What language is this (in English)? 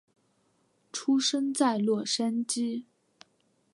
Chinese